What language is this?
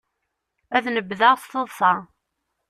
Kabyle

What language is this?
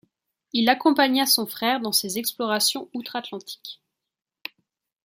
French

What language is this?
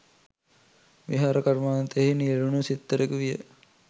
Sinhala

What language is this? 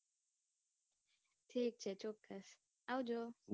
Gujarati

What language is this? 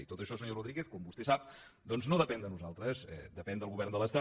Catalan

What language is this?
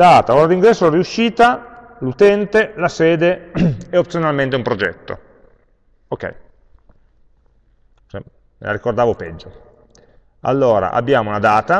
Italian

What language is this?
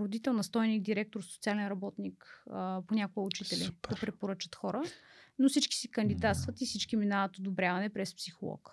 Bulgarian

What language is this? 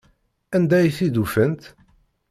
Kabyle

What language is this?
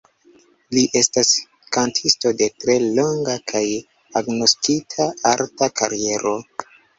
Esperanto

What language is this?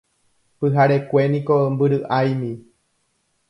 Guarani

